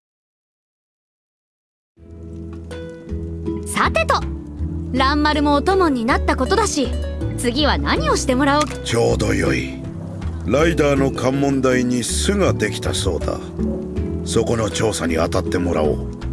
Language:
Japanese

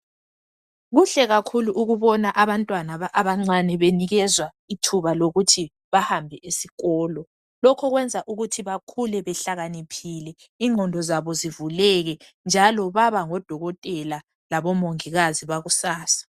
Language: North Ndebele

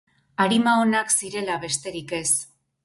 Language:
Basque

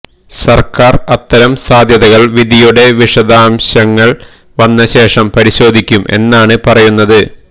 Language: Malayalam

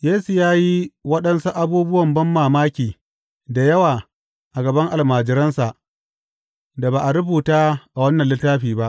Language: Hausa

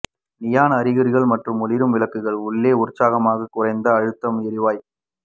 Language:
Tamil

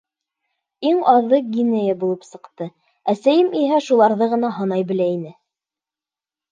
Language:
Bashkir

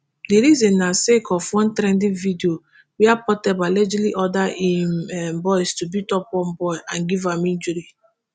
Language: Nigerian Pidgin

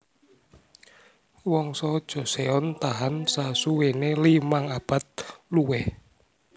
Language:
Javanese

